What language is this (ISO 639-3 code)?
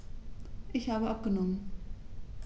deu